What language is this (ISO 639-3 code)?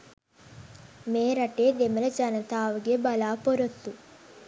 sin